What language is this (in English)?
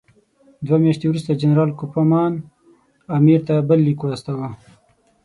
Pashto